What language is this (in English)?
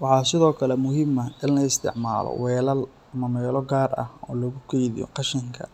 Somali